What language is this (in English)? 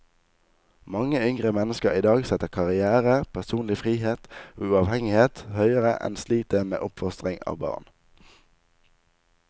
Norwegian